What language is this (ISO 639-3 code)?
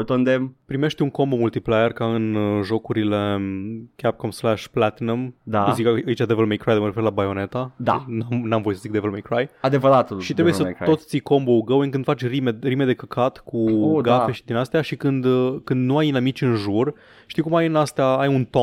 ron